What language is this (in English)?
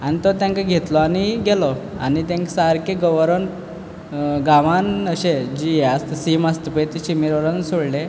Konkani